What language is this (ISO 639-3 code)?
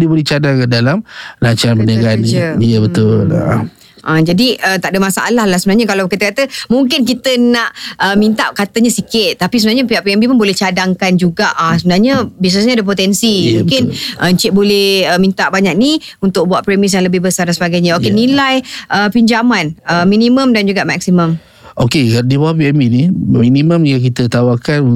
msa